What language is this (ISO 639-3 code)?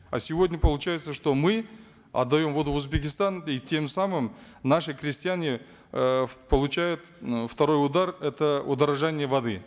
kaz